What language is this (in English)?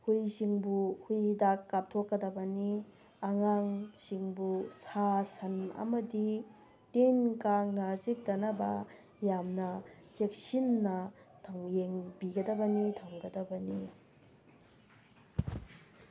Manipuri